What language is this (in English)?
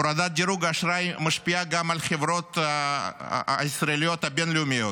Hebrew